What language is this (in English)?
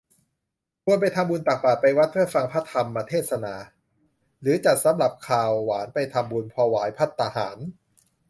Thai